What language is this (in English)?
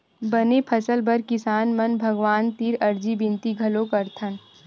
Chhattisgarhi